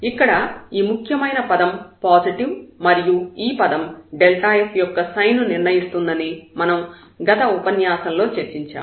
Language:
Telugu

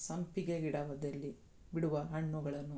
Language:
Kannada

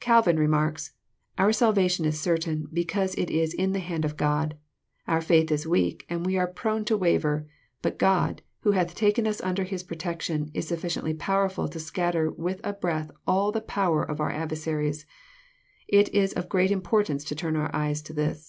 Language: English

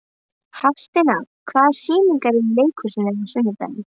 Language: Icelandic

